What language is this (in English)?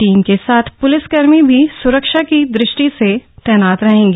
Hindi